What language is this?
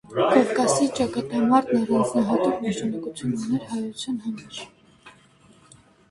Armenian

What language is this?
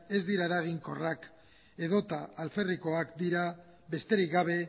Basque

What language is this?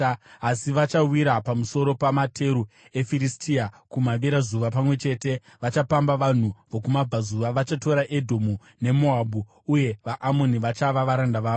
Shona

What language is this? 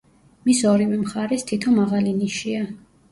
Georgian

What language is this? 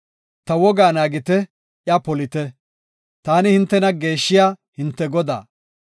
Gofa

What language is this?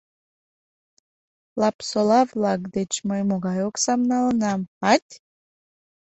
Mari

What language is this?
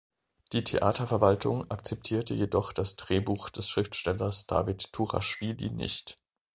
German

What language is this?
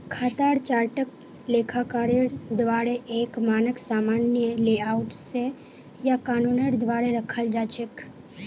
Magahi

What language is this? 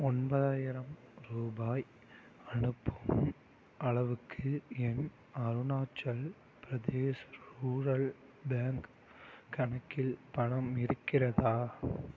Tamil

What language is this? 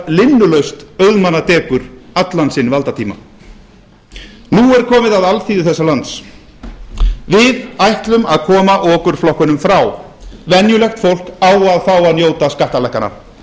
Icelandic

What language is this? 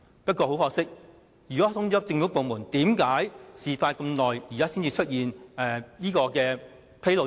Cantonese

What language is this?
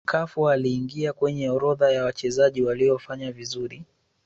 Swahili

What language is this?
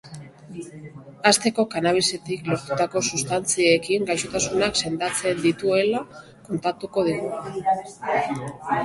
Basque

